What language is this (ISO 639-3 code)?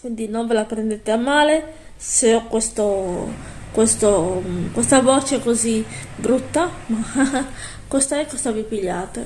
ita